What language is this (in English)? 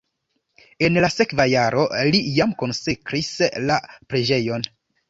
Esperanto